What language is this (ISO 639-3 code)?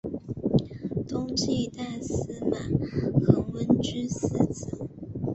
zho